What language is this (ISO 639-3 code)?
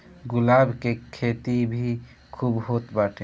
bho